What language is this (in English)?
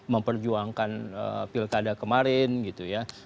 Indonesian